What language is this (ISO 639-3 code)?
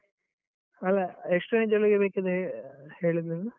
kan